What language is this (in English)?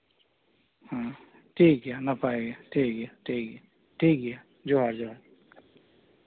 Santali